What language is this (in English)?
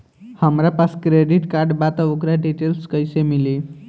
Bhojpuri